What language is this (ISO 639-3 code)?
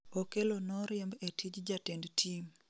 luo